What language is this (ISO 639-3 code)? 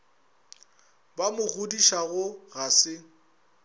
nso